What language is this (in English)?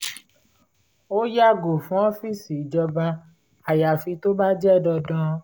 Yoruba